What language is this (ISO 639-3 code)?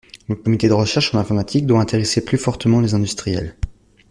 fra